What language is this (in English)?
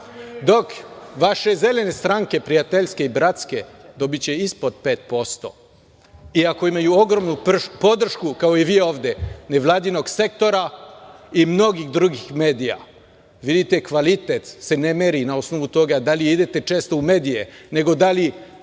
Serbian